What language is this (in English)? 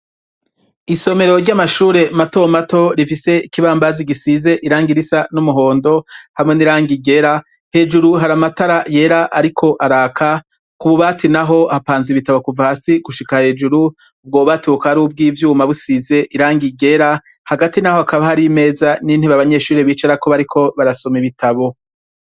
Rundi